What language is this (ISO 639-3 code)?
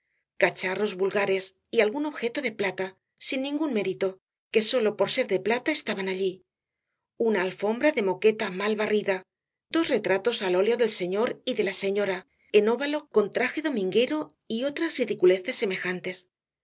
spa